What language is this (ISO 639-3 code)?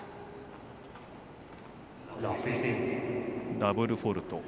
jpn